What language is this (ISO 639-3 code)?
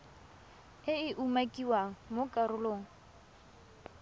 tsn